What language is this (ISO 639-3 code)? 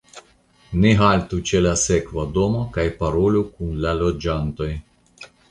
epo